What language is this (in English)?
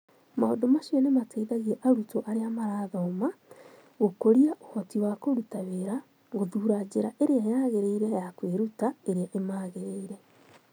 Kikuyu